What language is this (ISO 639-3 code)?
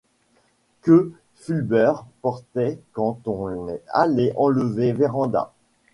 fra